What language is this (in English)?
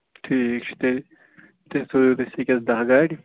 Kashmiri